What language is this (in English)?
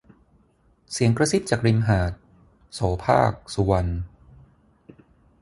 Thai